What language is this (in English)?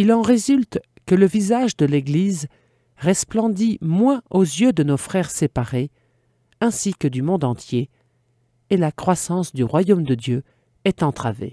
French